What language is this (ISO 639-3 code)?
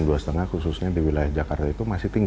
ind